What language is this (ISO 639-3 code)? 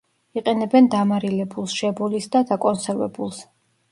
kat